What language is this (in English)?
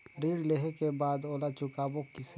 Chhattisgarhi